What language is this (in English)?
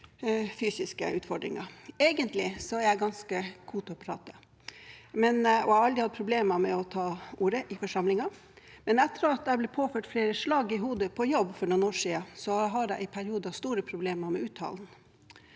Norwegian